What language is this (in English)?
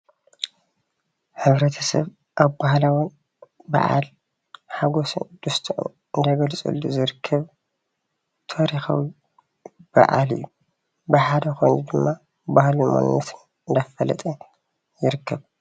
Tigrinya